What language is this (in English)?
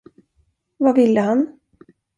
Swedish